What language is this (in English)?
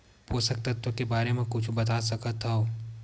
Chhattisgarhi